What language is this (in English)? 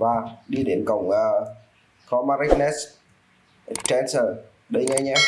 Vietnamese